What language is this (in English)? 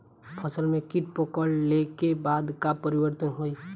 Bhojpuri